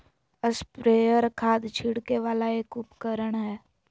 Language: Magahi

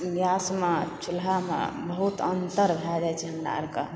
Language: Maithili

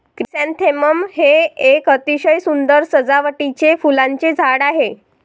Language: Marathi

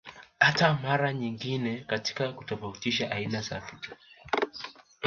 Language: Swahili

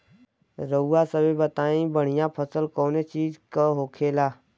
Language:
Bhojpuri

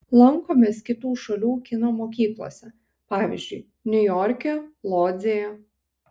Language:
Lithuanian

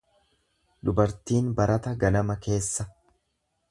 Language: Oromo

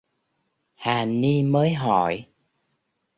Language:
Vietnamese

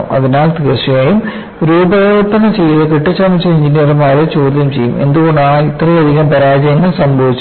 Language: Malayalam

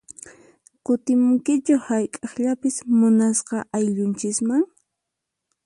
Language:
Puno Quechua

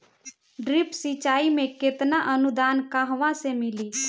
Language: Bhojpuri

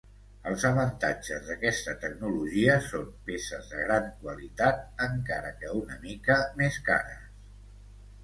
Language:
Catalan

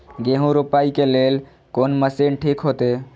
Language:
Maithili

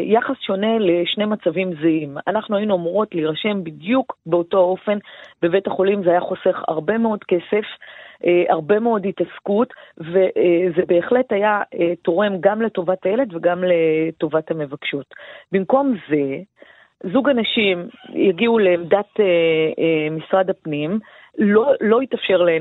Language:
Hebrew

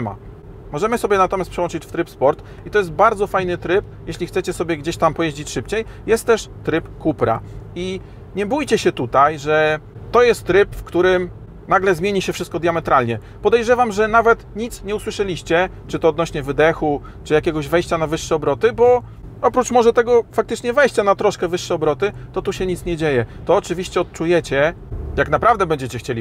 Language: Polish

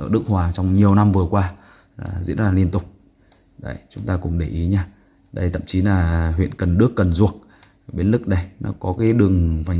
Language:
Vietnamese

